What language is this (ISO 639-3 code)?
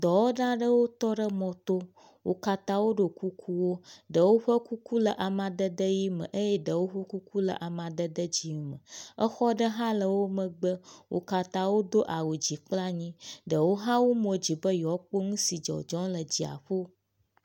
ewe